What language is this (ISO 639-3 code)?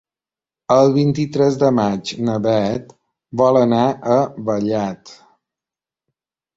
cat